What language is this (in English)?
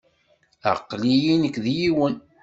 Kabyle